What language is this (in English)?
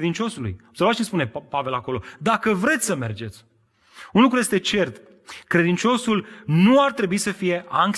Romanian